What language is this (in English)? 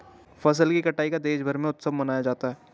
Hindi